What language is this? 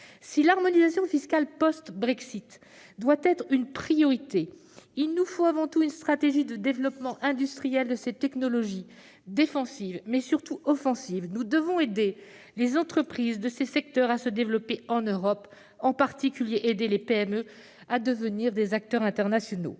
French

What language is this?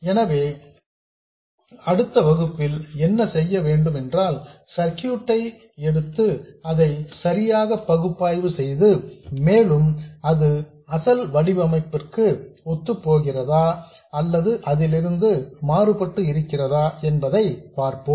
Tamil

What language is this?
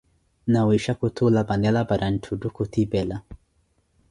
Koti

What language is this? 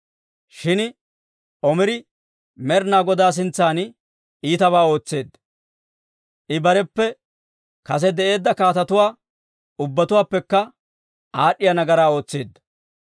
Dawro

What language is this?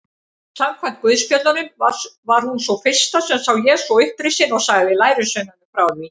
Icelandic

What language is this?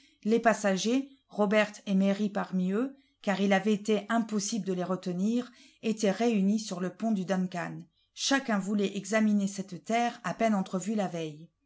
French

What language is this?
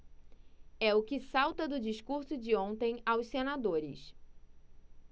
Portuguese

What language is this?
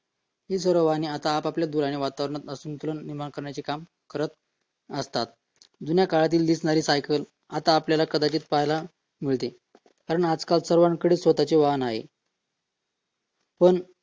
Marathi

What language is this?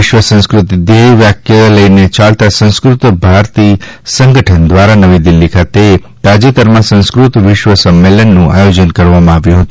Gujarati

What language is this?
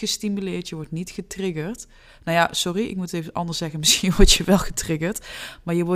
Dutch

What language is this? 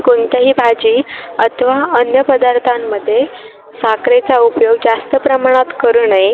Marathi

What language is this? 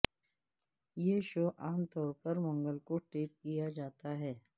Urdu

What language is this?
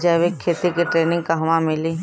Bhojpuri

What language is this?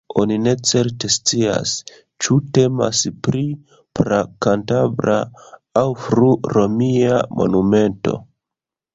Esperanto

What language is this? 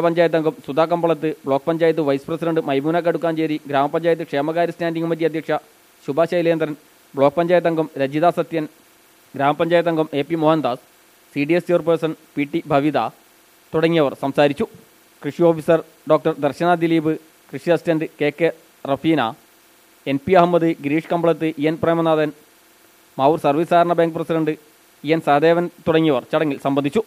Malayalam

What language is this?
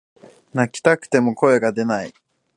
Japanese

